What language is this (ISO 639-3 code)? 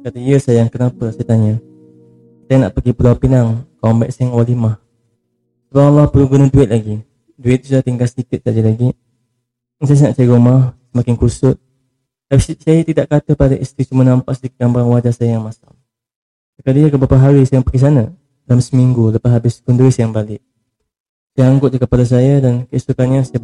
msa